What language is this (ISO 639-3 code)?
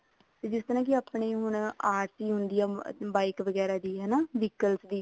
pan